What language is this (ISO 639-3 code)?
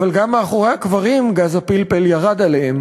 heb